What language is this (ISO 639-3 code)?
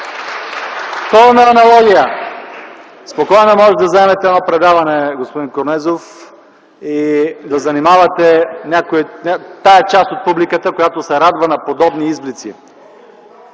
bul